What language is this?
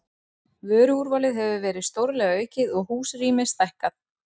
Icelandic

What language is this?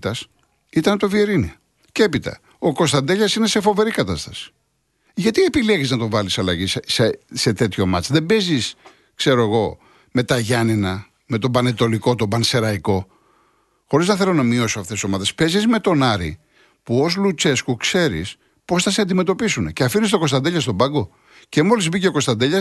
Greek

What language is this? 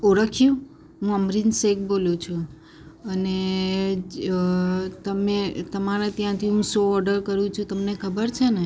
Gujarati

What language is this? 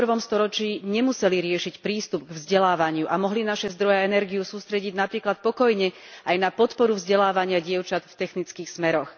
Slovak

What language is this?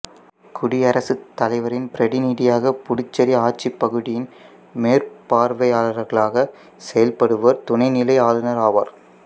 Tamil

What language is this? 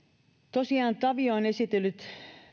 Finnish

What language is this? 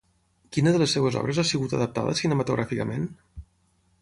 Catalan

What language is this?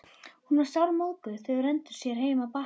Icelandic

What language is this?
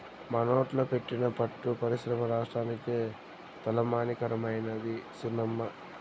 Telugu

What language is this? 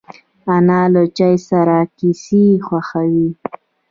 Pashto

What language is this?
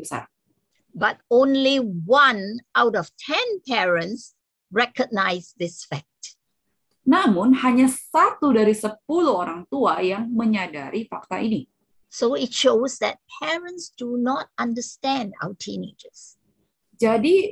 Indonesian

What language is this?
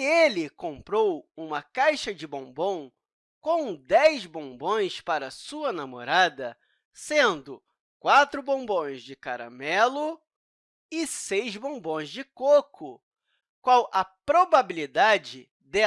Portuguese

